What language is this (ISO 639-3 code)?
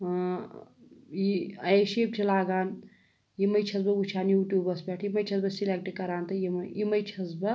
kas